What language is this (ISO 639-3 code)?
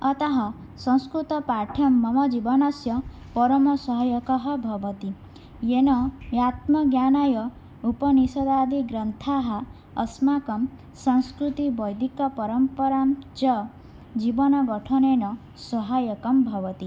san